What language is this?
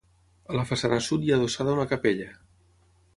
Catalan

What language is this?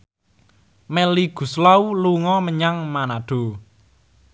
Javanese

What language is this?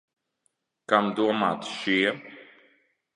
Latvian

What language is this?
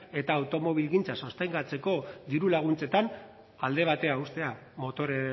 Basque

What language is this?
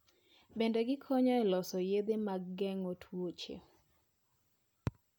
Luo (Kenya and Tanzania)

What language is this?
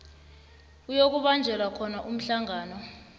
South Ndebele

